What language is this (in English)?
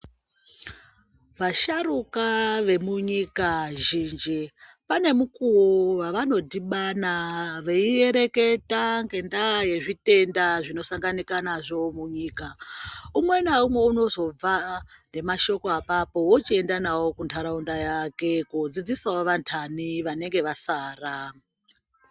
Ndau